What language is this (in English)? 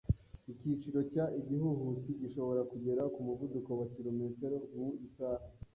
Kinyarwanda